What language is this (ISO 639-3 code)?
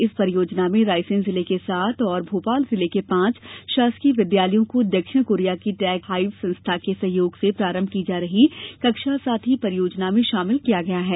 hin